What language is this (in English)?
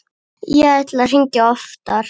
Icelandic